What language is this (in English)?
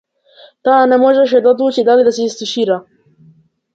Macedonian